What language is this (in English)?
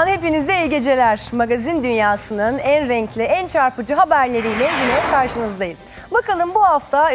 Turkish